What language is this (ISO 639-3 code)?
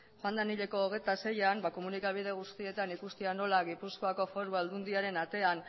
eus